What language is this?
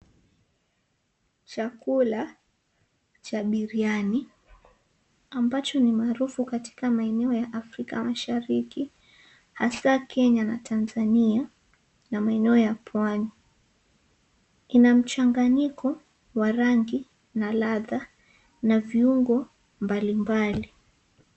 Swahili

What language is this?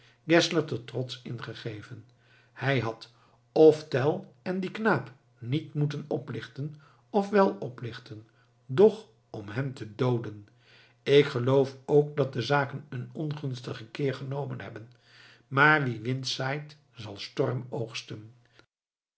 Dutch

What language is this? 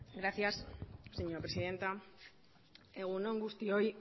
Basque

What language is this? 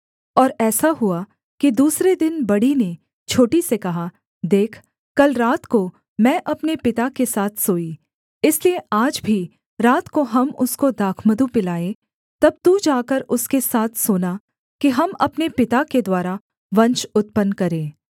Hindi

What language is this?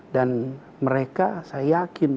Indonesian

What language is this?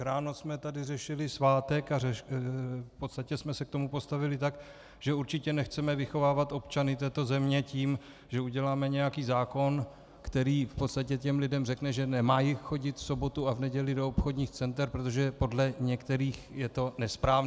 Czech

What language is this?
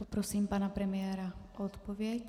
Czech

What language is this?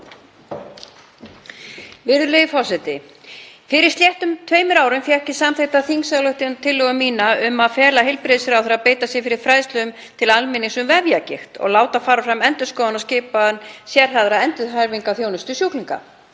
Icelandic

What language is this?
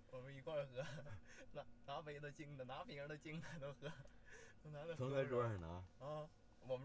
Chinese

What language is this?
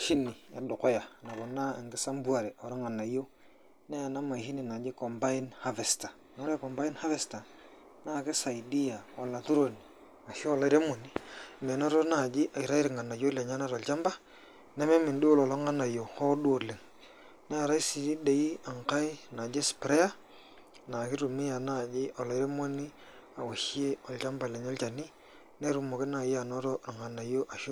Masai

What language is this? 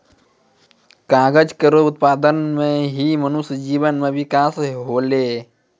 Maithili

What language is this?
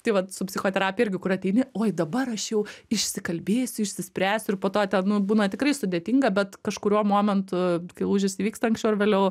Lithuanian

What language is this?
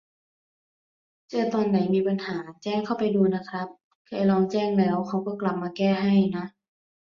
Thai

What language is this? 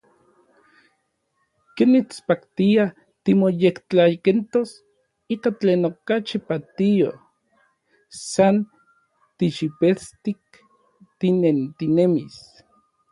Orizaba Nahuatl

